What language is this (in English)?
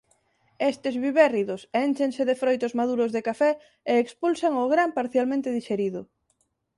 Galician